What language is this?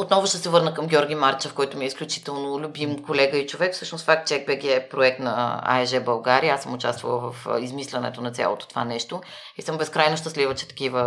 Bulgarian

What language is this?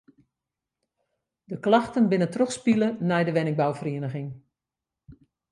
Western Frisian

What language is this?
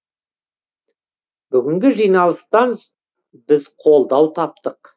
Kazakh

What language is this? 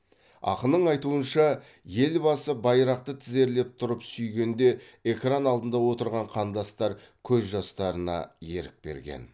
Kazakh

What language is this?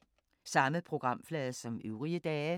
Danish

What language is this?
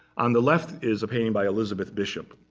English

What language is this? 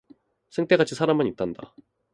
Korean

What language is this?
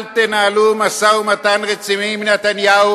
Hebrew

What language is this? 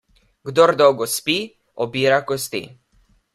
Slovenian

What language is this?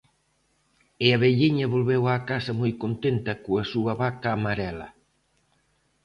Galician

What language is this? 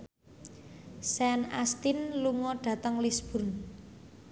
Javanese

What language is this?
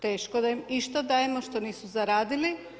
Croatian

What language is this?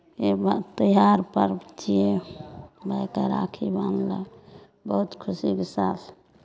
Maithili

